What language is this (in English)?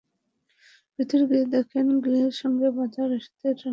Bangla